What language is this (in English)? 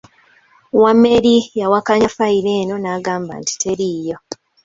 Ganda